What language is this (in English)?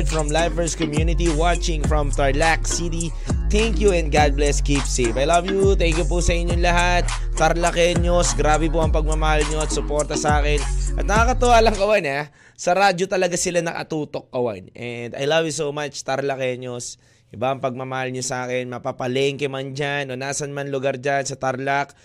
Filipino